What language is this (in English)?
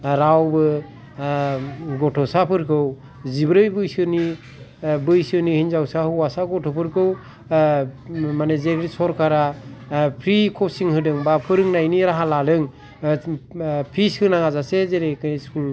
Bodo